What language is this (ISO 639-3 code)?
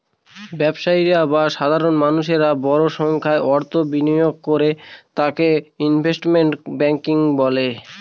ben